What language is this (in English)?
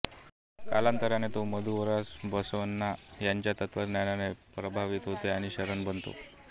Marathi